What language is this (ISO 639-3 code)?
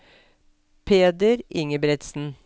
nor